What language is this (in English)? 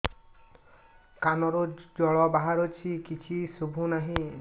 Odia